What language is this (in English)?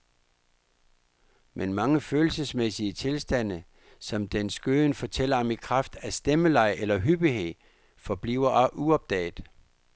Danish